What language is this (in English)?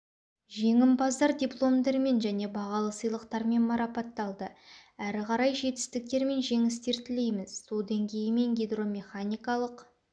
Kazakh